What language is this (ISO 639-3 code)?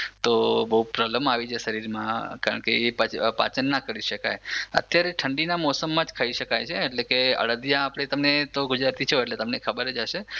guj